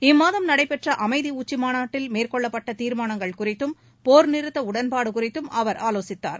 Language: Tamil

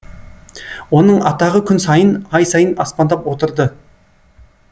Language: Kazakh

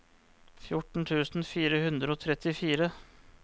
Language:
Norwegian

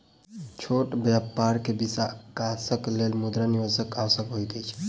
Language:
Maithili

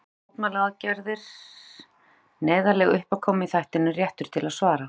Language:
Icelandic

